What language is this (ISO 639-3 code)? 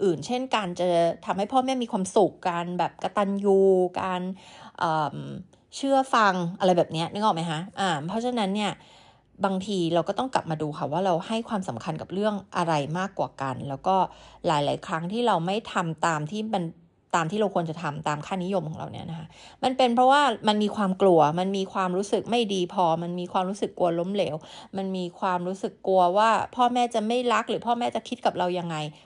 tha